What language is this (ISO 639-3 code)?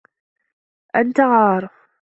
ara